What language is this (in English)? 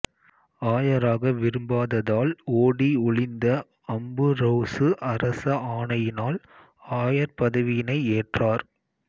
Tamil